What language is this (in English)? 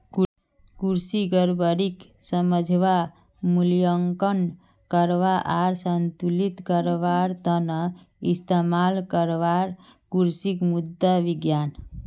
Magahi